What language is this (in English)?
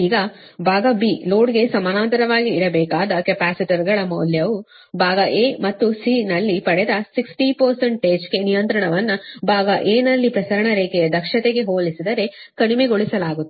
Kannada